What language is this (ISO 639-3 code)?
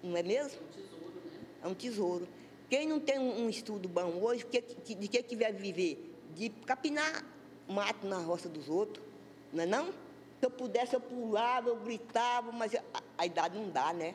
por